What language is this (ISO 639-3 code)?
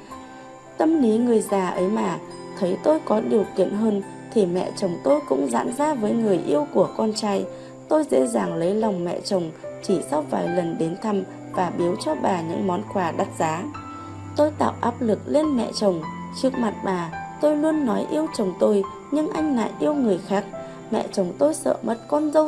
vie